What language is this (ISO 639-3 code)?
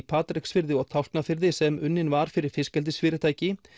isl